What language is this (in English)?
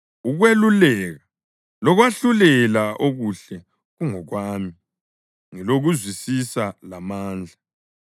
North Ndebele